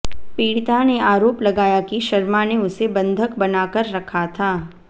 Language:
Hindi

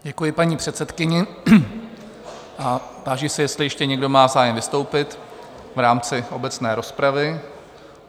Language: Czech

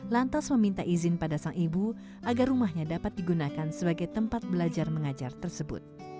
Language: Indonesian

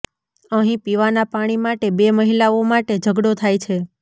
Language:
Gujarati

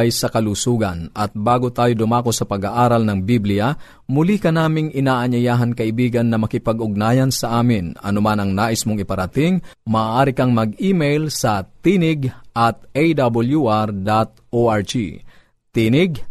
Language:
Filipino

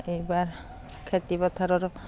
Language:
Assamese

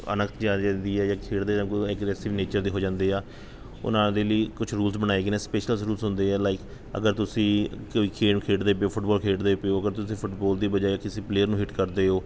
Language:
Punjabi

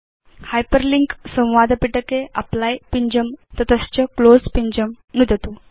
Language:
Sanskrit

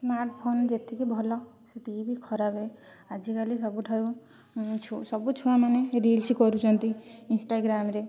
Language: Odia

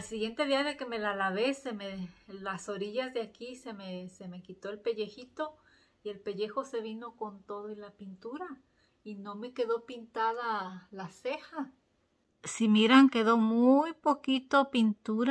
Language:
Spanish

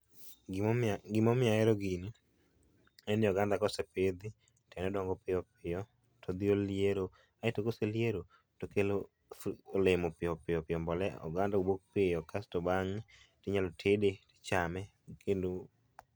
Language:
Luo (Kenya and Tanzania)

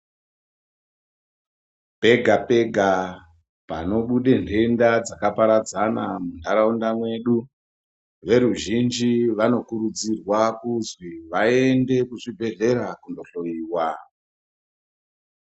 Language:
Ndau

